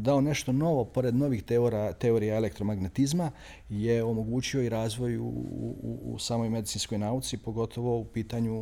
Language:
Croatian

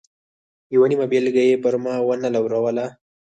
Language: Pashto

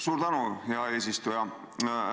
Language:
Estonian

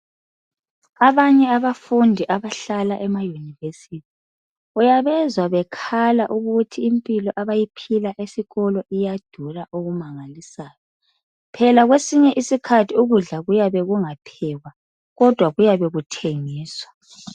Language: North Ndebele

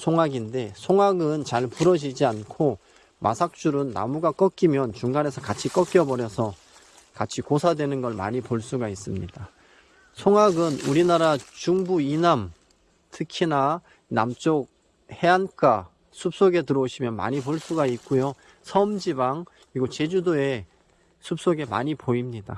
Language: Korean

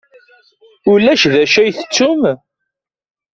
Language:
Kabyle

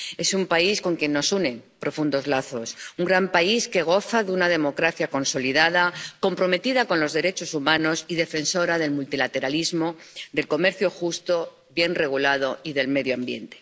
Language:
Spanish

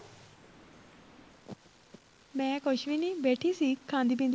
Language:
Punjabi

